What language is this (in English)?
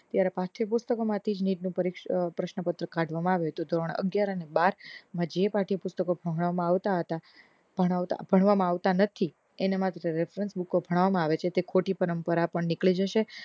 Gujarati